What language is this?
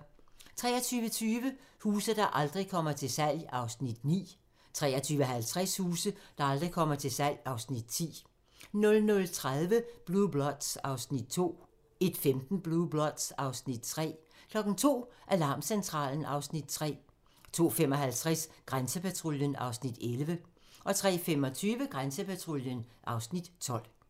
Danish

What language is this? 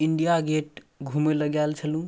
Maithili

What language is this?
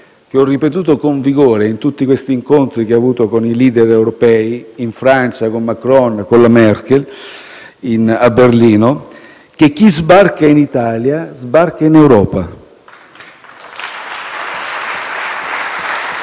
Italian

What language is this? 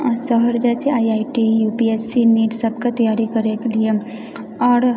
Maithili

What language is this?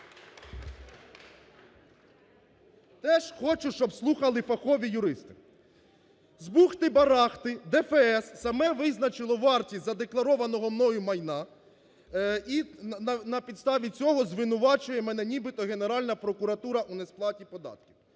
Ukrainian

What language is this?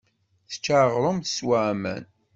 Kabyle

